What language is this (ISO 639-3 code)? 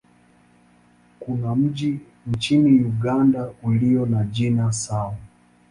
swa